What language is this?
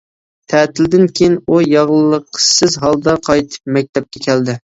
Uyghur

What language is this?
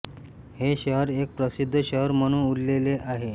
Marathi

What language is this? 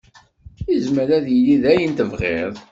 Kabyle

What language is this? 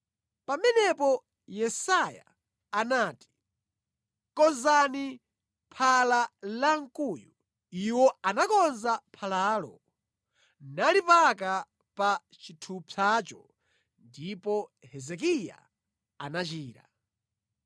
Nyanja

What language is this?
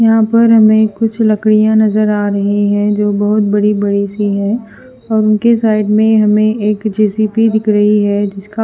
Hindi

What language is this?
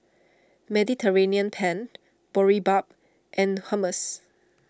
English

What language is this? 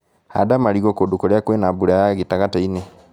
Kikuyu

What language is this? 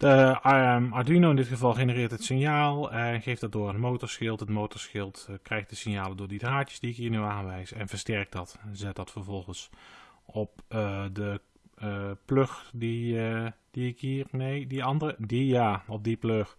Dutch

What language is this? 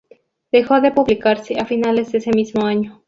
Spanish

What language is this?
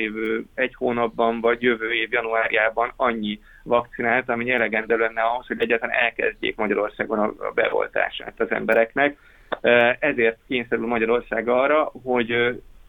Hungarian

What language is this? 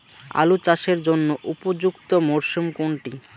Bangla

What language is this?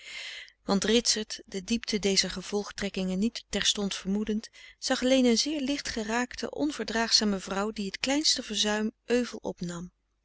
Dutch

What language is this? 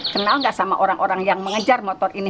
Indonesian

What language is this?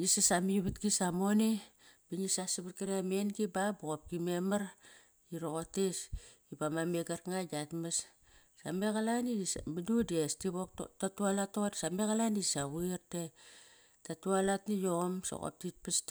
Kairak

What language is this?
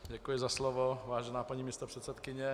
Czech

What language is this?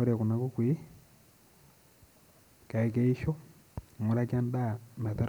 Masai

